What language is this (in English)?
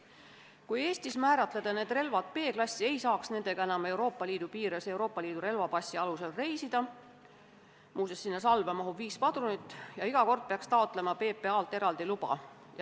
Estonian